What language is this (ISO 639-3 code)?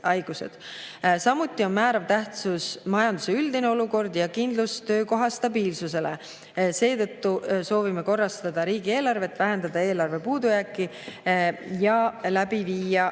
est